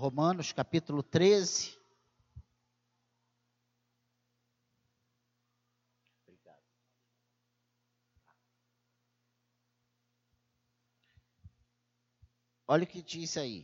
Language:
Portuguese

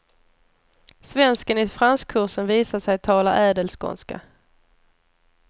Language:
Swedish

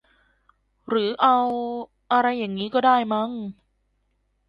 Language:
Thai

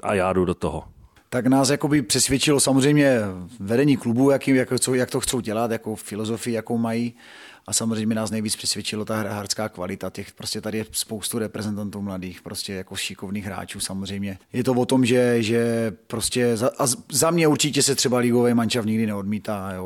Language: Czech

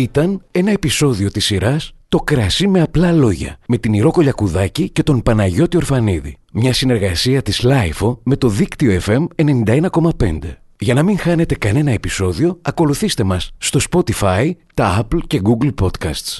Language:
Greek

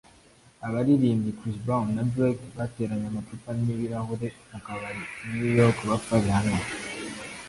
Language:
Kinyarwanda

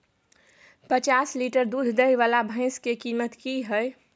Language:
Maithili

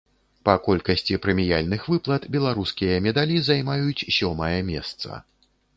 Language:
Belarusian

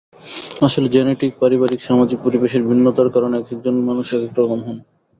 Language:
Bangla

